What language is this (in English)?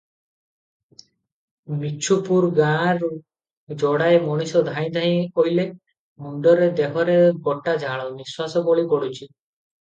Odia